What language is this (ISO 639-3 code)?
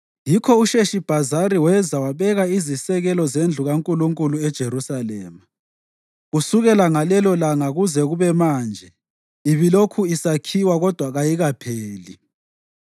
nde